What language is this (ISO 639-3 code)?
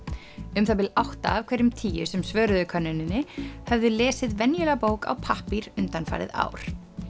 isl